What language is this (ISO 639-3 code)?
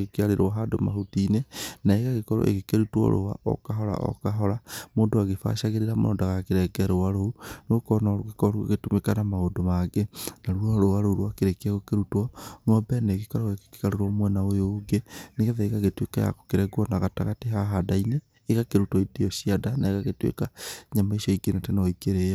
kik